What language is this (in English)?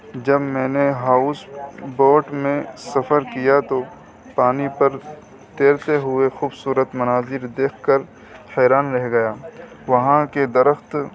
Urdu